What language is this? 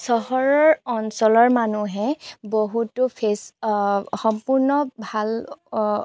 Assamese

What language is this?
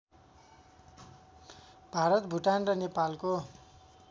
Nepali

